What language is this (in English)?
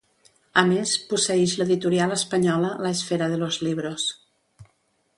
Catalan